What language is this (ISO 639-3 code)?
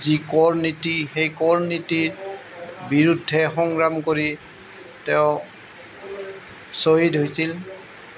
asm